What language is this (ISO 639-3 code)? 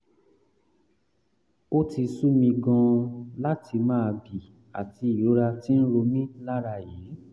yor